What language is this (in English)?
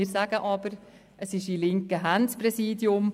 Swiss German